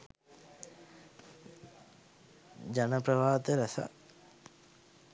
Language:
Sinhala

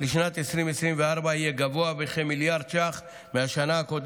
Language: Hebrew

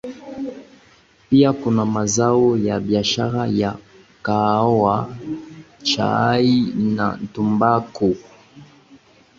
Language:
Swahili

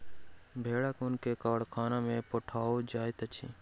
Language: Maithili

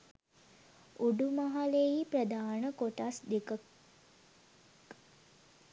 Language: Sinhala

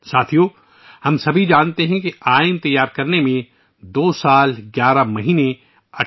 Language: Urdu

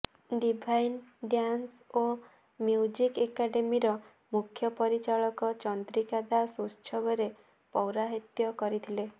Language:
Odia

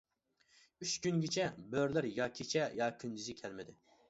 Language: Uyghur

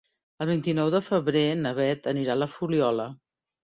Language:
Catalan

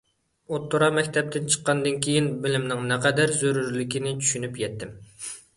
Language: Uyghur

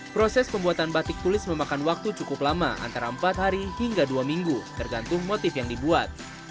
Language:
Indonesian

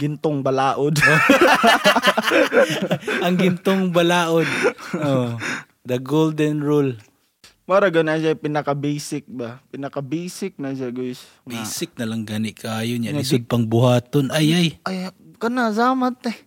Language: Filipino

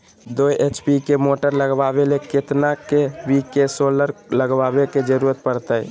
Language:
Magahi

